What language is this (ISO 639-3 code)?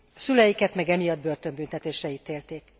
hun